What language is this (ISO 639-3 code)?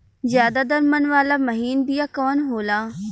bho